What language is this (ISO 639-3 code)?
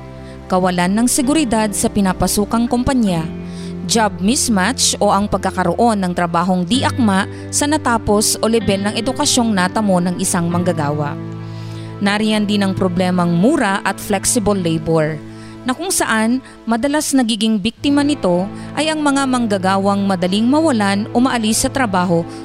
fil